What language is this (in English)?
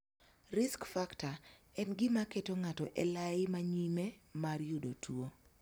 Luo (Kenya and Tanzania)